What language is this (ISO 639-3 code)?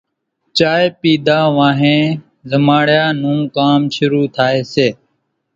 gjk